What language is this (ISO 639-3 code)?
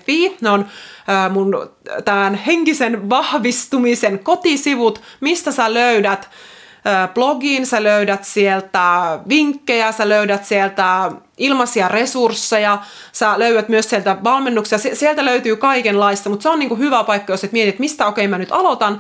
fin